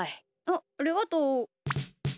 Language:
Japanese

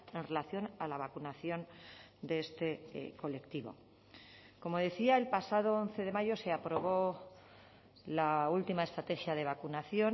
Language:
Spanish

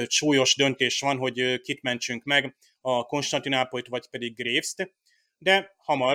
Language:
Hungarian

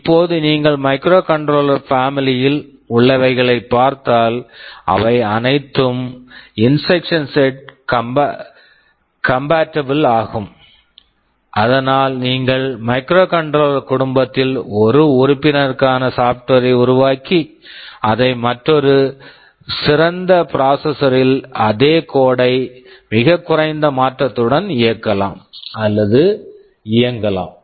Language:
Tamil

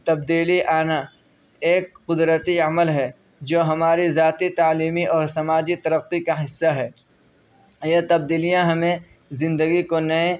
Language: Urdu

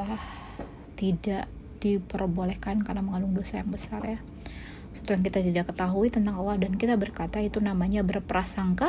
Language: Indonesian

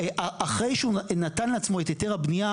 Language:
Hebrew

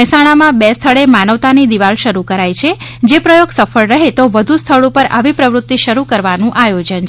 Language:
Gujarati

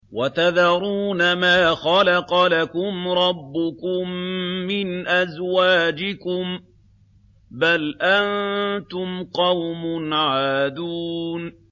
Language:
Arabic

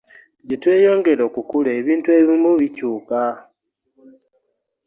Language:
Ganda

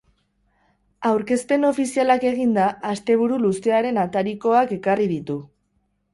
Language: Basque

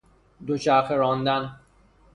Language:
Persian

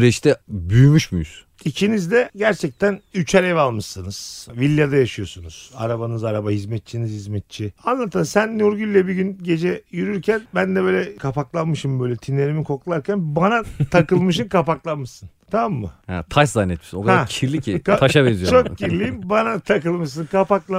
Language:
Turkish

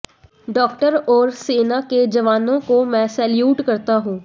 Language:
Hindi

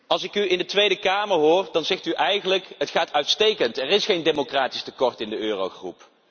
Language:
Dutch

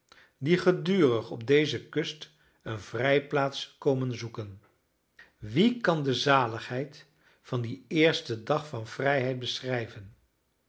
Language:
Dutch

